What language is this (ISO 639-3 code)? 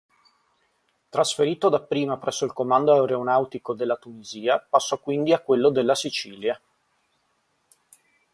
ita